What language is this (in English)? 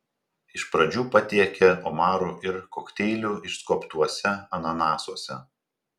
Lithuanian